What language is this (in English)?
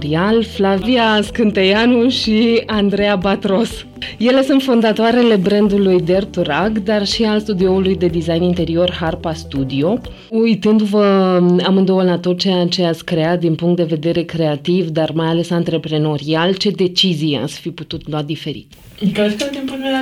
Romanian